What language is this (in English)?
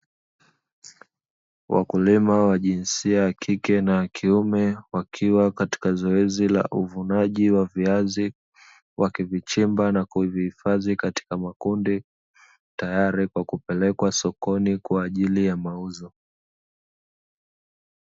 Swahili